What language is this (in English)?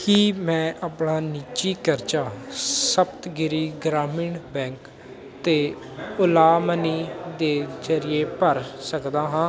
Punjabi